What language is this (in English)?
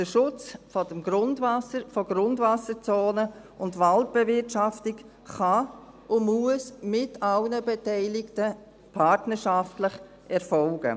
Swiss German